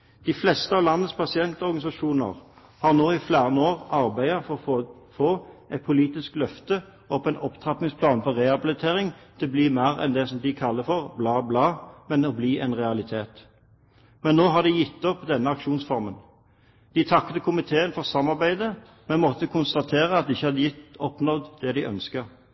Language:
Norwegian Bokmål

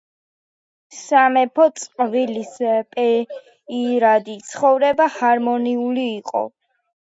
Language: Georgian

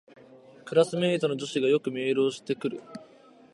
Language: Japanese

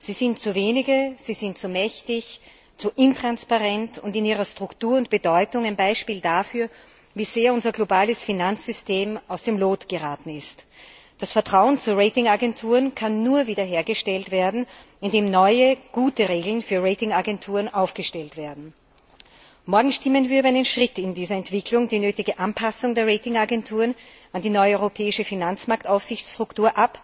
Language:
German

